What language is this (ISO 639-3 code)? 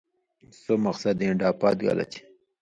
mvy